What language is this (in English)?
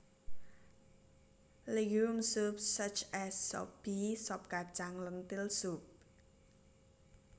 Javanese